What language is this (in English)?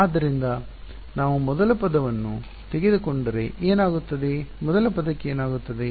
Kannada